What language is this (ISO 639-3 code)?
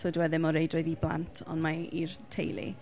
cym